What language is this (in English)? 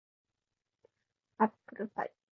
Japanese